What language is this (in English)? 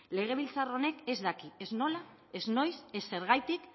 Basque